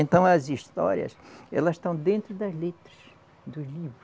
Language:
Portuguese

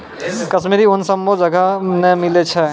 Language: Maithili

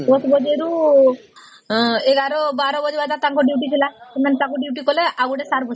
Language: Odia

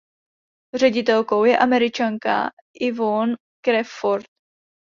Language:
Czech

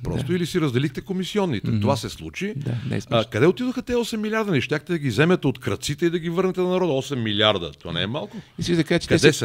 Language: Bulgarian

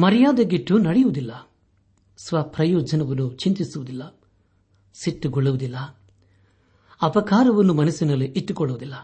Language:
Kannada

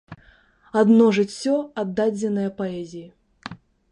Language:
Belarusian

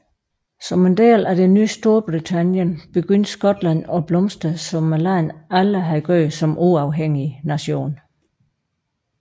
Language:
Danish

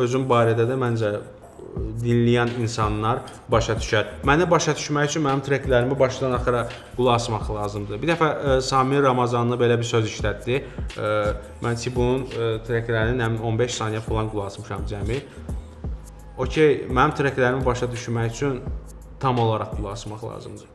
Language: Turkish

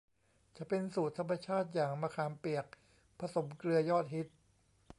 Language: Thai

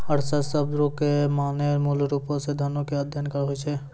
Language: Maithili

